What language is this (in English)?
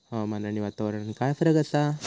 Marathi